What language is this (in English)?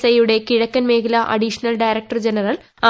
Malayalam